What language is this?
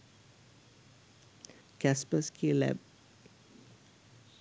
Sinhala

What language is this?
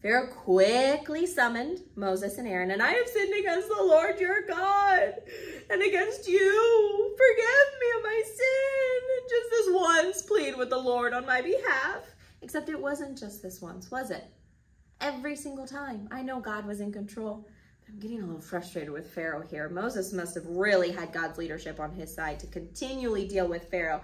English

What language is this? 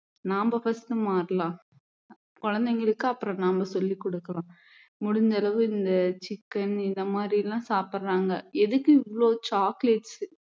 Tamil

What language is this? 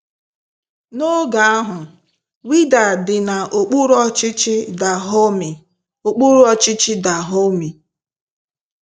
Igbo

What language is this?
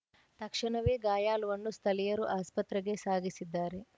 Kannada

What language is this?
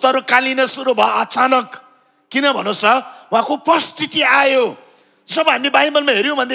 Indonesian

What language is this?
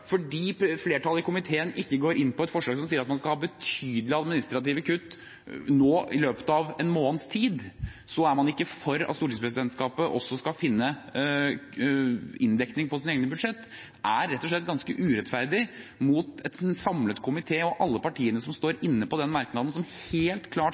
Norwegian Bokmål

